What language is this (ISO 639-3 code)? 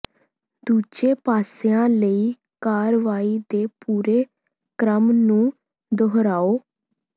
pan